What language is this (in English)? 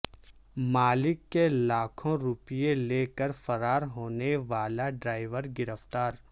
Urdu